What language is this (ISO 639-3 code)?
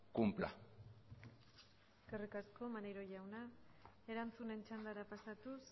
eus